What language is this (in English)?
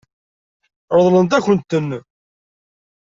Kabyle